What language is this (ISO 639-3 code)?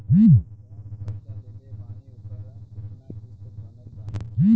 bho